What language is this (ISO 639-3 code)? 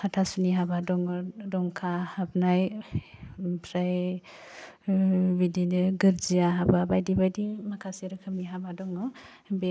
brx